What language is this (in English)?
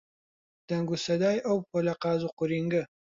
Central Kurdish